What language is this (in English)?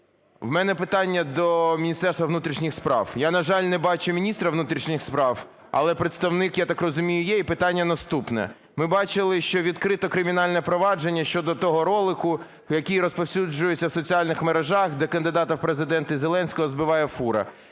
Ukrainian